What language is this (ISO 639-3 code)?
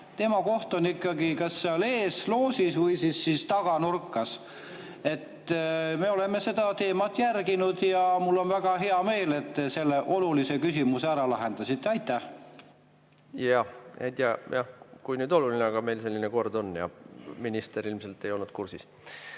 est